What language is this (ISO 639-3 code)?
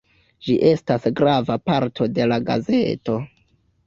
epo